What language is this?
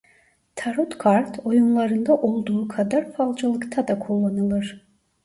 Turkish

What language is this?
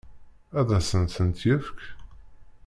Kabyle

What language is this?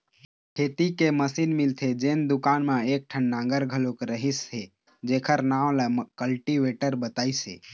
Chhattisgarhi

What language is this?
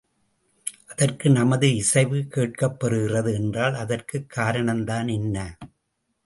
Tamil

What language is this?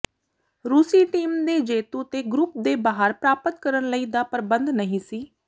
Punjabi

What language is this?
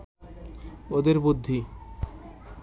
Bangla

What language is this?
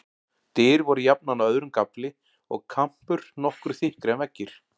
Icelandic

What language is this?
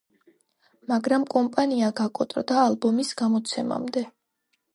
Georgian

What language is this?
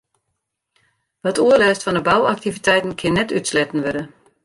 Western Frisian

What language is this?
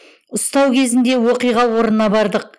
Kazakh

